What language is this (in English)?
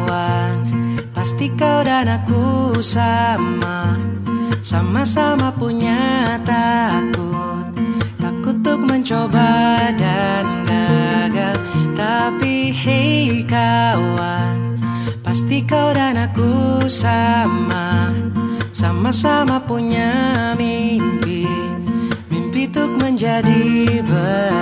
Indonesian